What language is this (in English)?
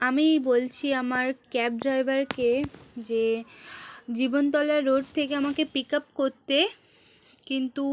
Bangla